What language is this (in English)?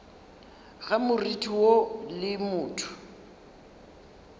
Northern Sotho